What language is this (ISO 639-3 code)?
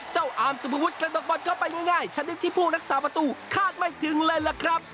tha